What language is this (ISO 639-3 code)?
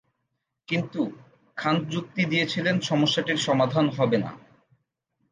ben